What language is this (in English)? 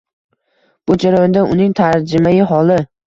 Uzbek